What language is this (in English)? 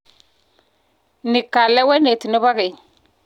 Kalenjin